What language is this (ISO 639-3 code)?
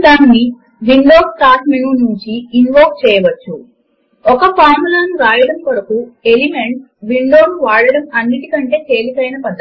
tel